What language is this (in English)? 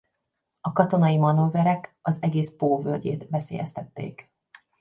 Hungarian